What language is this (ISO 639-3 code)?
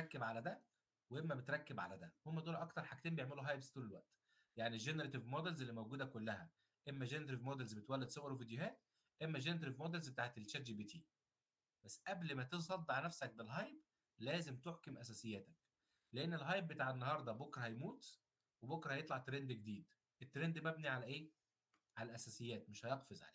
ara